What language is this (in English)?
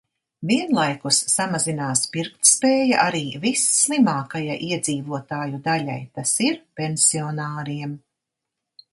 Latvian